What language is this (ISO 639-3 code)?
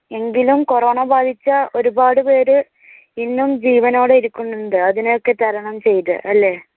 mal